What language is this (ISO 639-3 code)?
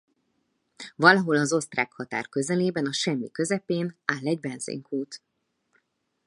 hun